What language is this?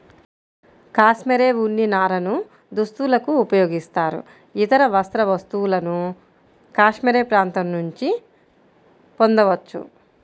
Telugu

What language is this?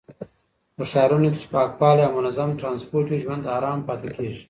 Pashto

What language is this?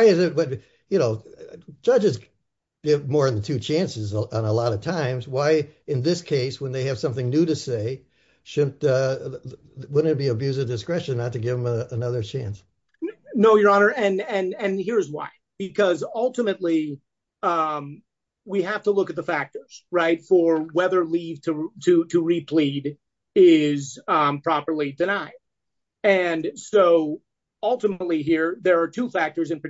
English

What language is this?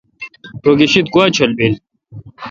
Kalkoti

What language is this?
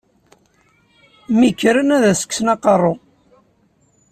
Kabyle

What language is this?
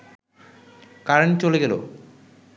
Bangla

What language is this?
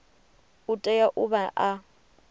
Venda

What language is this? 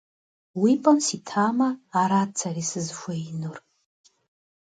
Kabardian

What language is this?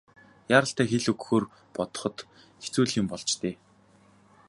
Mongolian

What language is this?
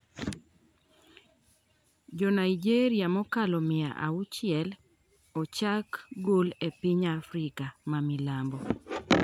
Luo (Kenya and Tanzania)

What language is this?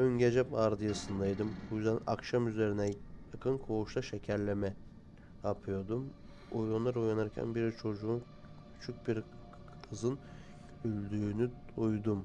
Turkish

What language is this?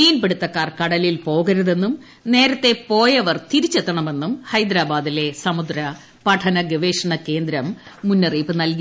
Malayalam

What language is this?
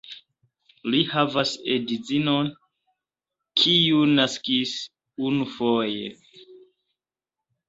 Esperanto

